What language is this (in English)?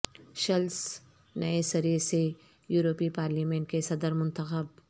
Urdu